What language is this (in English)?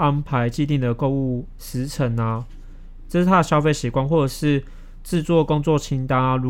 Chinese